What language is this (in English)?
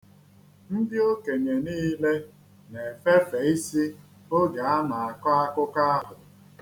Igbo